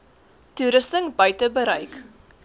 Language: Afrikaans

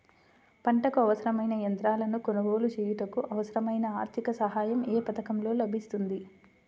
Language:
Telugu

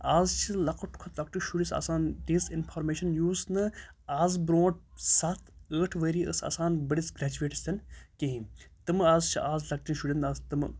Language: Kashmiri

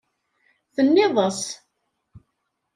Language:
Kabyle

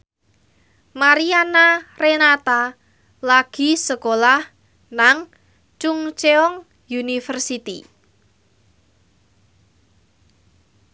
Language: Javanese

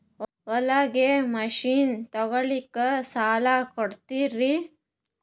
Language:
Kannada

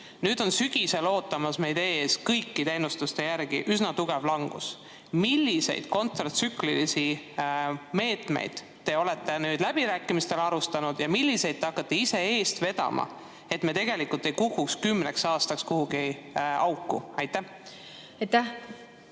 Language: Estonian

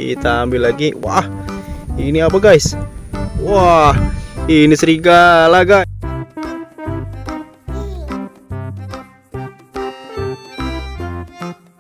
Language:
Indonesian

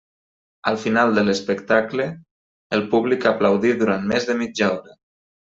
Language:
Catalan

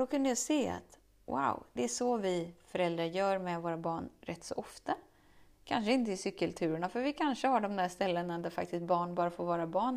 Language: Swedish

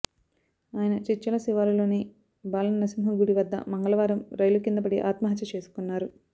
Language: Telugu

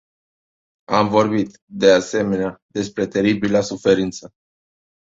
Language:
Romanian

